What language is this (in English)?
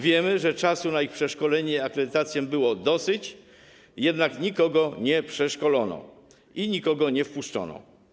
Polish